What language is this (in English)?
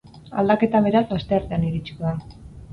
Basque